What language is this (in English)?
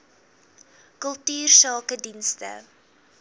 Afrikaans